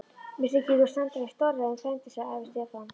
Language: Icelandic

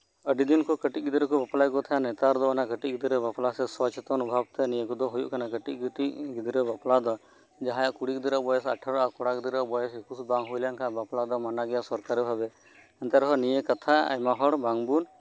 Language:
Santali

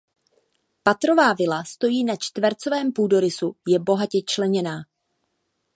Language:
Czech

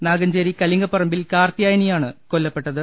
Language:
Malayalam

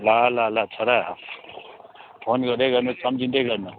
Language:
Nepali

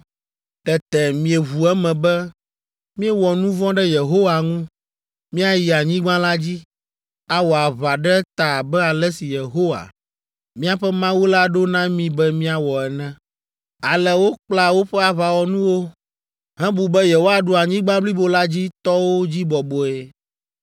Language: Ewe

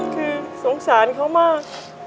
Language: Thai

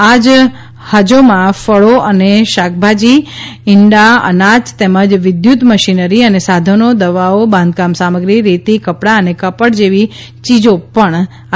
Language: Gujarati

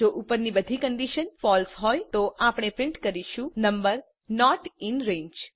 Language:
Gujarati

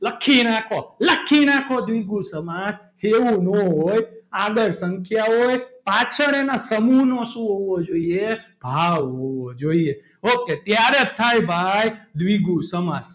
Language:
Gujarati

